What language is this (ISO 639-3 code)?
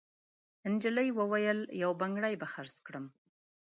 pus